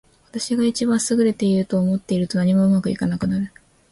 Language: Japanese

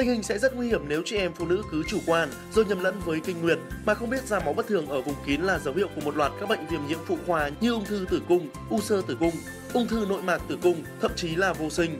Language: Vietnamese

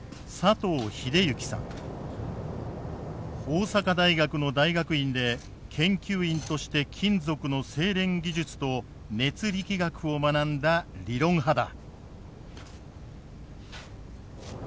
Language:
Japanese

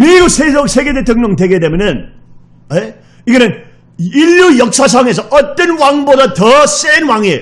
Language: Korean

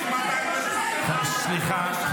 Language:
Hebrew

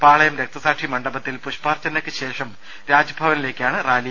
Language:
Malayalam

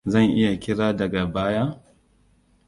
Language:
Hausa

